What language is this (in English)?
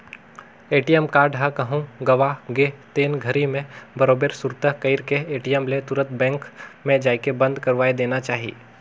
Chhattisgarhi